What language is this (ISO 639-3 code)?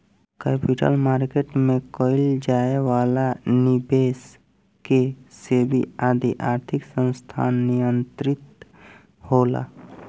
bho